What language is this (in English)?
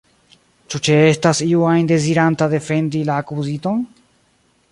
Esperanto